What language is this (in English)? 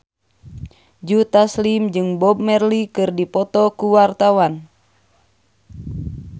Sundanese